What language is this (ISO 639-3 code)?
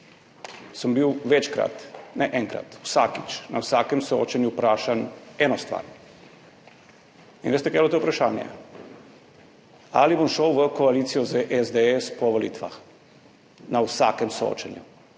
slv